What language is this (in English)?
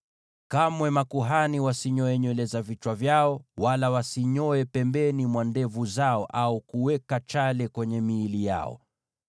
Swahili